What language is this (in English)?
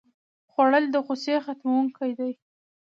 Pashto